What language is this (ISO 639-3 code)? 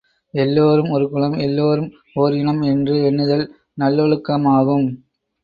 tam